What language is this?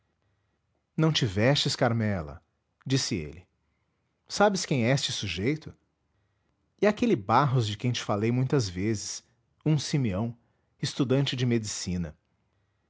Portuguese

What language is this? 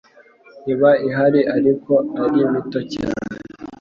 Kinyarwanda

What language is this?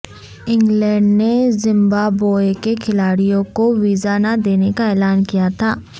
Urdu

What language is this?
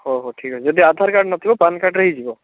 Odia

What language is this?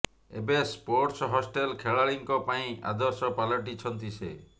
Odia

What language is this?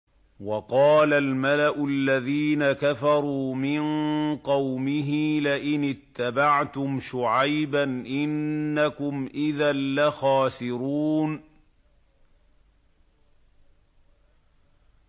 Arabic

